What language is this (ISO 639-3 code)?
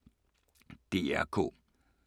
dan